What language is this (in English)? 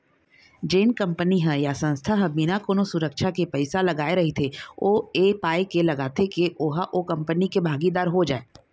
Chhattisgarhi